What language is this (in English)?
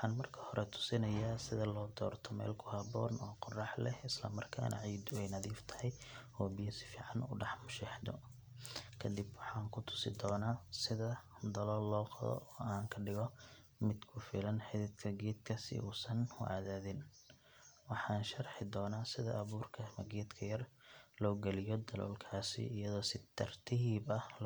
Somali